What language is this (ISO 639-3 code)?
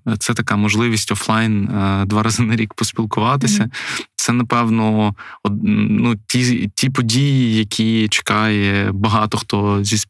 ukr